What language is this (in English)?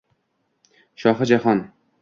Uzbek